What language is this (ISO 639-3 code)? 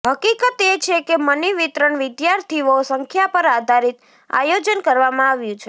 guj